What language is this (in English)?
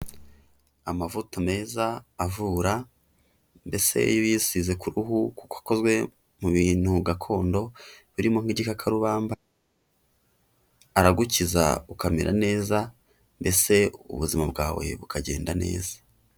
Kinyarwanda